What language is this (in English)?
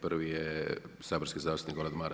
Croatian